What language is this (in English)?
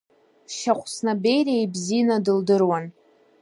Abkhazian